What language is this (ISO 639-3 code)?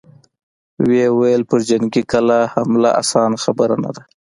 pus